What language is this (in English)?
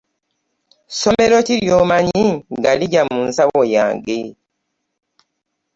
Ganda